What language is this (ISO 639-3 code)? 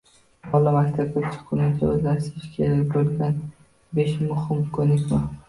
uzb